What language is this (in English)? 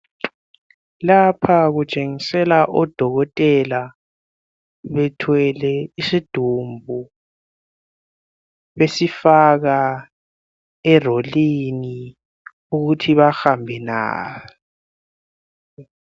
North Ndebele